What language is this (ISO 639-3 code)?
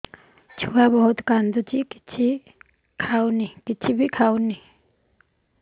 ori